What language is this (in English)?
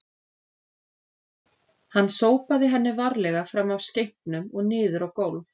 Icelandic